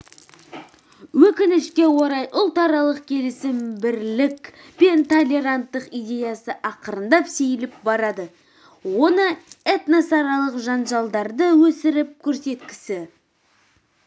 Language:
Kazakh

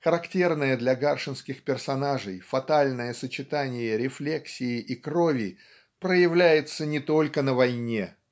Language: Russian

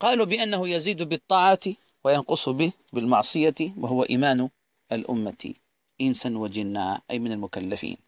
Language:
Arabic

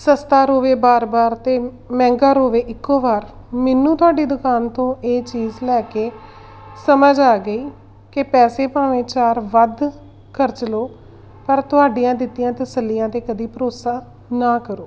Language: Punjabi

